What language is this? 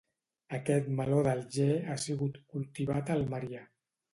Catalan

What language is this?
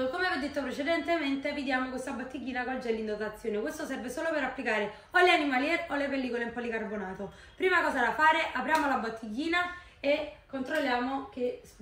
Italian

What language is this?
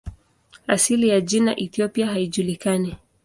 Swahili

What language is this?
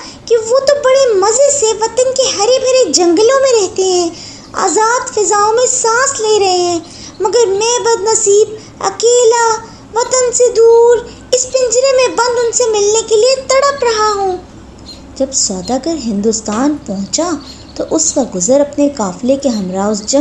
Hindi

